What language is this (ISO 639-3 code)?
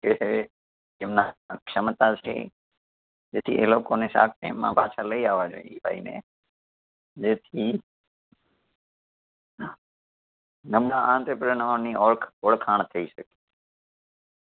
guj